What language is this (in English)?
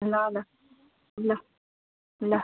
Nepali